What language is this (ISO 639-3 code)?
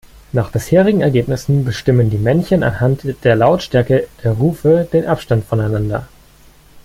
deu